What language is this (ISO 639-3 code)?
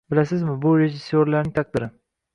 uzb